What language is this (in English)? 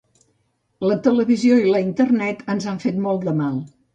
Catalan